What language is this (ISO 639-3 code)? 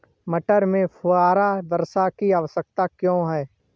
hin